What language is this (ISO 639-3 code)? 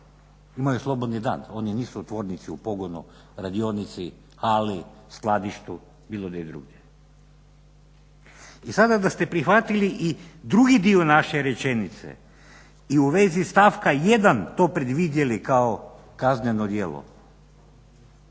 hrv